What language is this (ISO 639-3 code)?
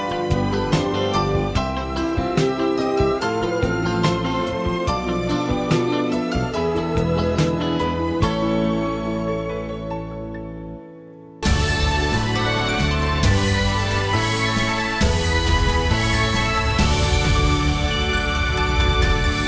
vie